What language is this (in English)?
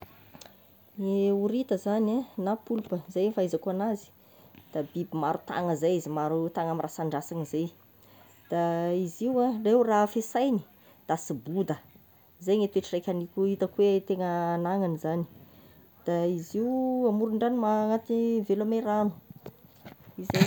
Tesaka Malagasy